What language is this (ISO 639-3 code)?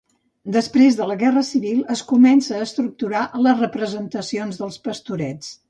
cat